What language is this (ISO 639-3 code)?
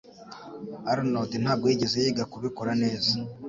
kin